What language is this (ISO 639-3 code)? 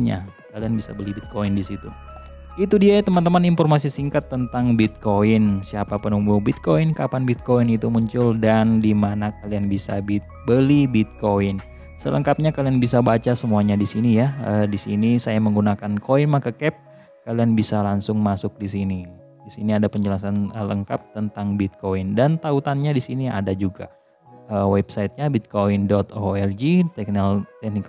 ind